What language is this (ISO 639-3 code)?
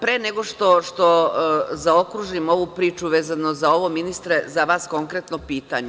srp